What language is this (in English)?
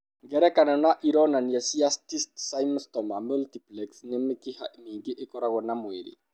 Kikuyu